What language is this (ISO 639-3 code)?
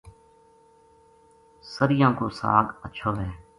gju